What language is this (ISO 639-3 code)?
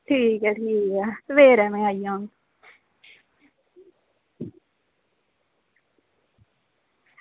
doi